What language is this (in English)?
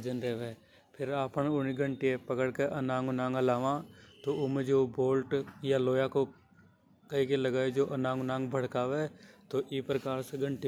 Hadothi